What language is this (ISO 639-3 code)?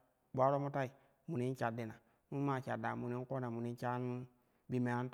kuh